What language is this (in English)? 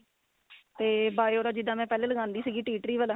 Punjabi